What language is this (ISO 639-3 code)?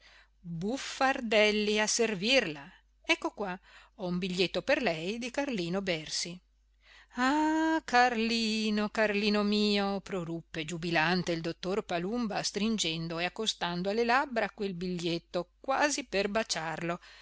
ita